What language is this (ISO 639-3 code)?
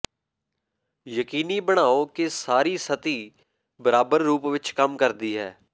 pan